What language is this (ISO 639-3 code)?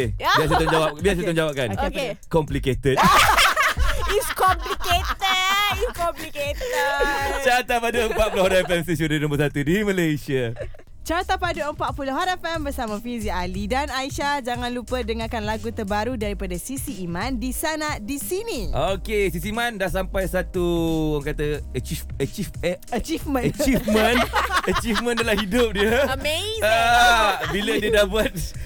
msa